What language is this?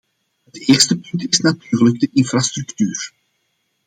Dutch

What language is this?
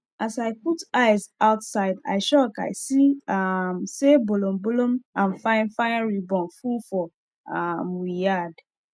Nigerian Pidgin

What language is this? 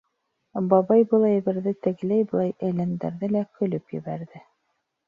Bashkir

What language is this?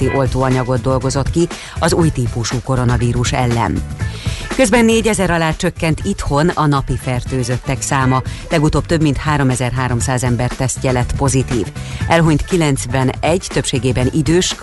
Hungarian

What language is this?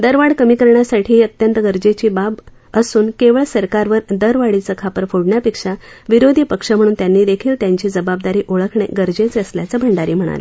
Marathi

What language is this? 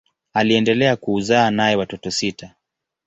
Swahili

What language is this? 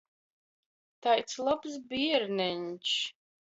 Latgalian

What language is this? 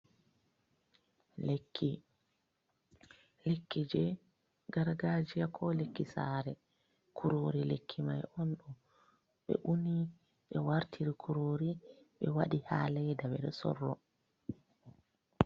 Fula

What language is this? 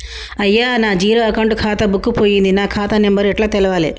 Telugu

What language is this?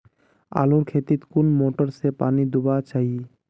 Magahi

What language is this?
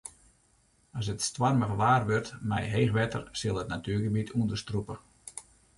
Western Frisian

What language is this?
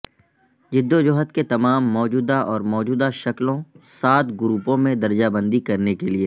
Urdu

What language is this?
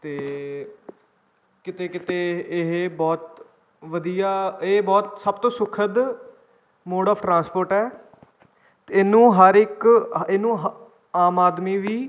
Punjabi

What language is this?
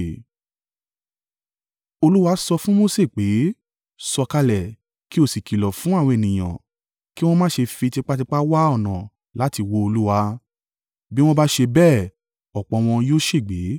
Yoruba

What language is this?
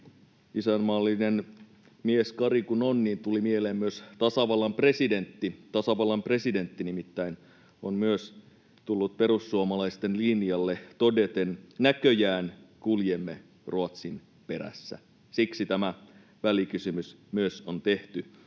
Finnish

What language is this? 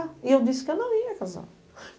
Portuguese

